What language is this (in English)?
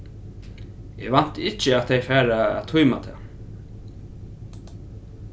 Faroese